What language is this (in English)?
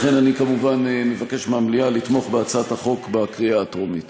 Hebrew